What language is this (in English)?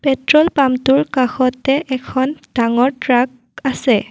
Assamese